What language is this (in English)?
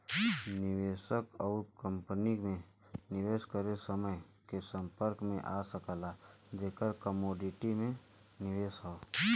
Bhojpuri